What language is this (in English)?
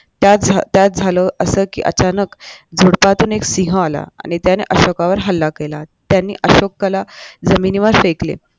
Marathi